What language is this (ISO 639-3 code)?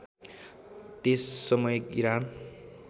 nep